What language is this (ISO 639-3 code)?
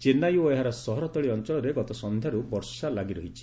ori